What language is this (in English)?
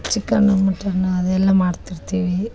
Kannada